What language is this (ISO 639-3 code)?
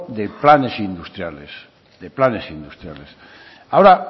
spa